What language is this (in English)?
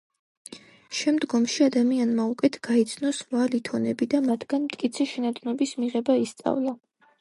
Georgian